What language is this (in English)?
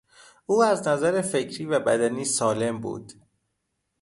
Persian